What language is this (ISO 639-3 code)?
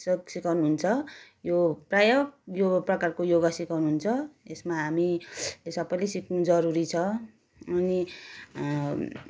nep